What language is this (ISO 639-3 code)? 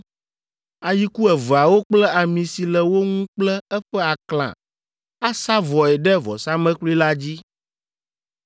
ewe